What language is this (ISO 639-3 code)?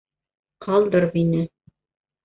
bak